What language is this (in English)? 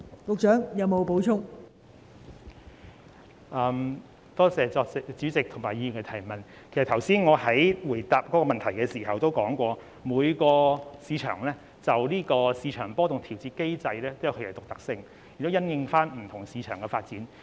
Cantonese